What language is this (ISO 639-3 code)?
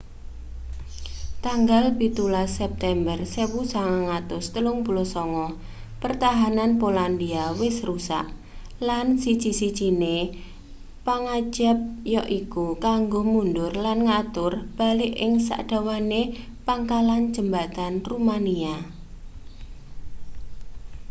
jav